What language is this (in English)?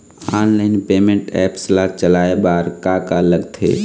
Chhattisgarhi